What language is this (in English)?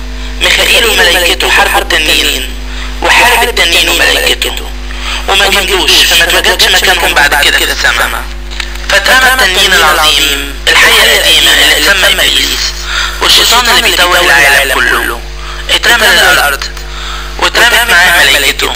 Arabic